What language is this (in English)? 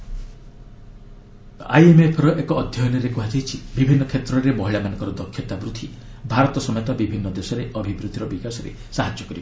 Odia